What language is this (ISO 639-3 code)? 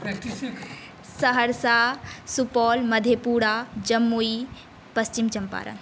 mai